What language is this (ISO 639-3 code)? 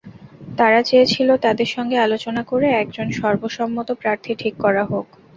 ben